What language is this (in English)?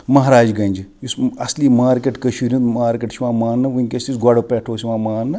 Kashmiri